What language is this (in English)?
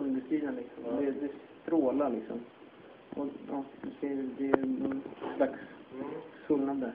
Swedish